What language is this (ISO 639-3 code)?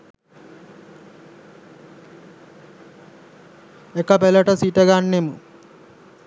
sin